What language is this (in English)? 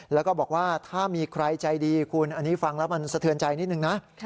Thai